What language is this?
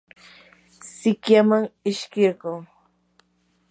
Yanahuanca Pasco Quechua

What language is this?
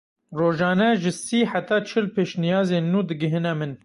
Kurdish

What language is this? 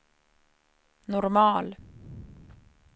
Swedish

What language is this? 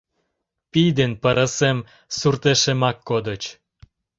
Mari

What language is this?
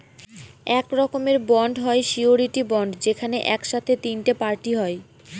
Bangla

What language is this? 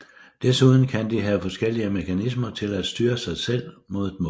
Danish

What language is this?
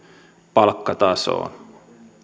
Finnish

